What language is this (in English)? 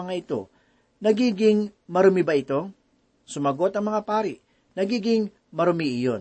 Filipino